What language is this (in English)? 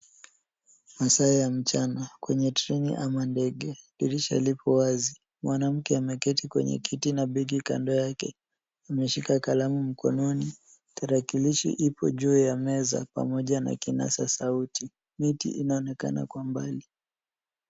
Swahili